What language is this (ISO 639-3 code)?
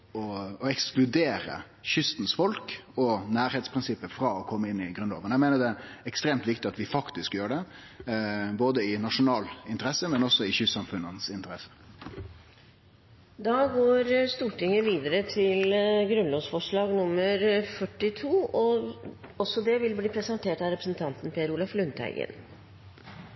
nor